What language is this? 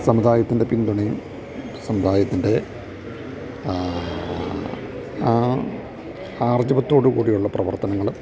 Malayalam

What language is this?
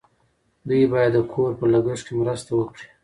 Pashto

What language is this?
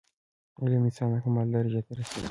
Pashto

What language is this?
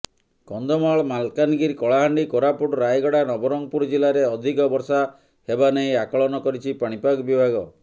Odia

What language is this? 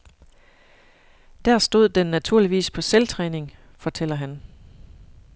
Danish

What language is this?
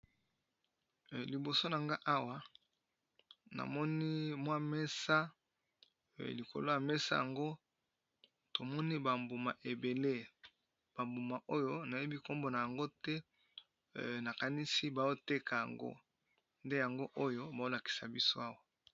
Lingala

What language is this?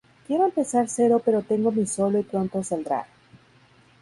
Spanish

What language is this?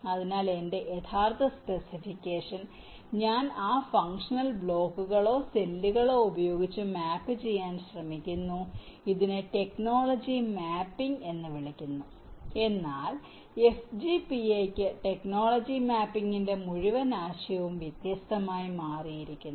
Malayalam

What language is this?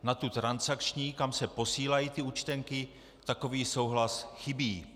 Czech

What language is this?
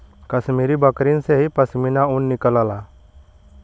Bhojpuri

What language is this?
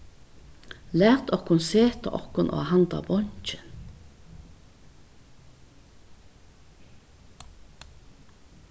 Faroese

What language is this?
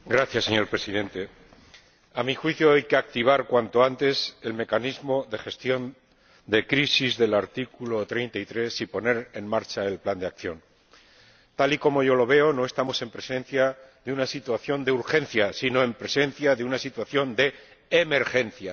Spanish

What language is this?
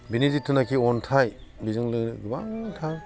Bodo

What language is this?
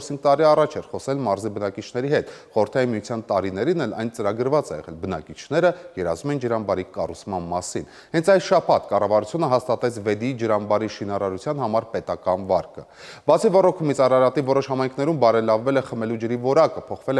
Turkish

